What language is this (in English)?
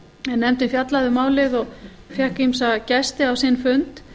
Icelandic